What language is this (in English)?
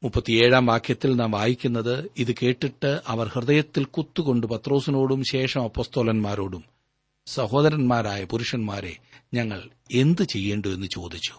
Malayalam